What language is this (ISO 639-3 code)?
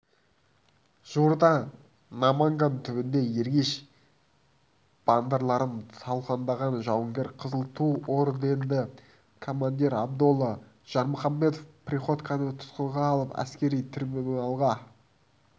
kaz